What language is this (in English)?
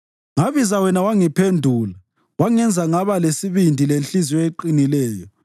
North Ndebele